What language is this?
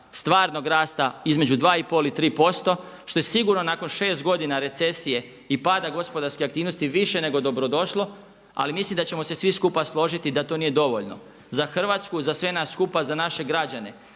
Croatian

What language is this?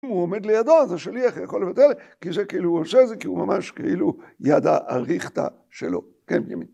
Hebrew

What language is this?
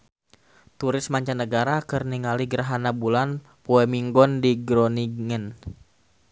Sundanese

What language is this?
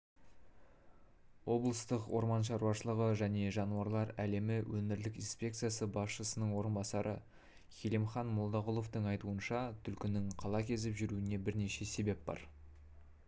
Kazakh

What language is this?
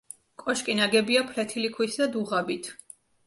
Georgian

